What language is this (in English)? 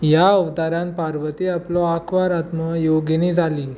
Konkani